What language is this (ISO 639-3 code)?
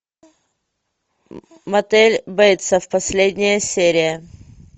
rus